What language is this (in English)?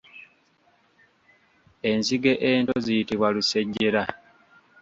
Ganda